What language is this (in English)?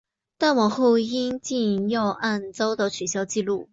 Chinese